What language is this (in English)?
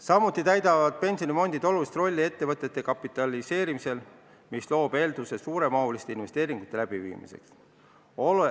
Estonian